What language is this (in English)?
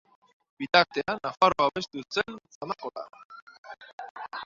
Basque